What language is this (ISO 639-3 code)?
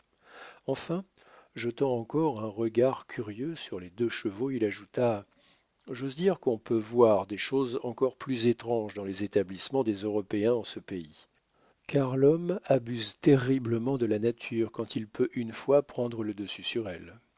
fra